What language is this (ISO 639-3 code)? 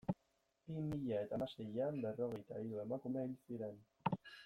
eus